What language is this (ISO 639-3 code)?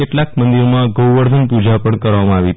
guj